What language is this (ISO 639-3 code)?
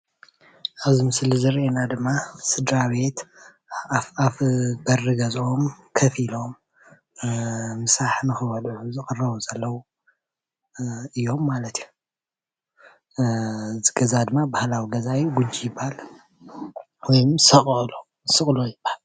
tir